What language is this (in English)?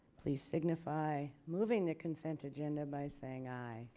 English